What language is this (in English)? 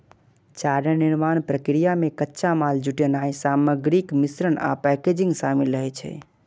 Maithili